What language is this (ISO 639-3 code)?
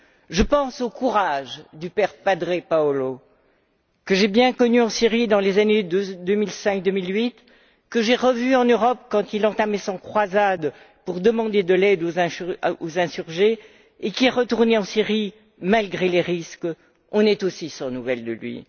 fra